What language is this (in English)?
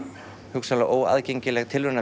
Icelandic